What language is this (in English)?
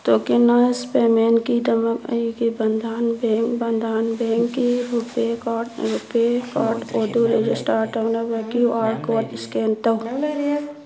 Manipuri